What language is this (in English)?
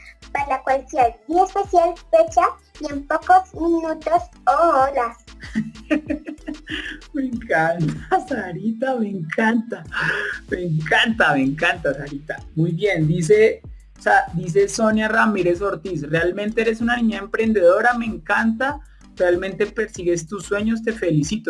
Spanish